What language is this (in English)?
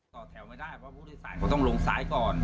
Thai